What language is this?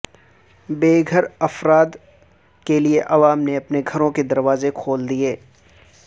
Urdu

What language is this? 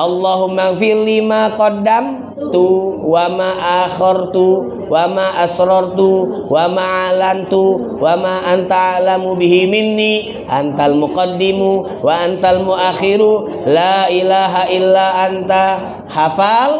Indonesian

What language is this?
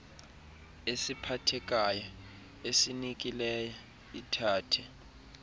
Xhosa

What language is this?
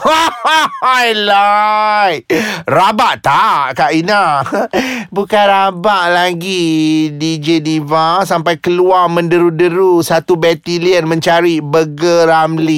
Malay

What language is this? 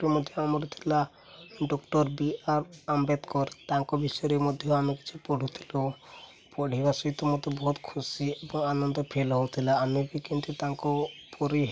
Odia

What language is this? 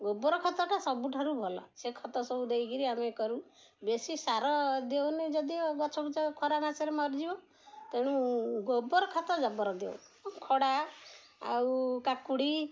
Odia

